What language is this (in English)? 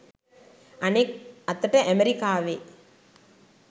Sinhala